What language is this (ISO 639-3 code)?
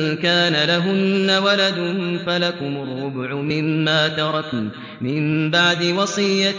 ara